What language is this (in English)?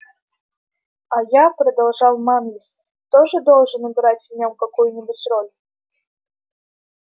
Russian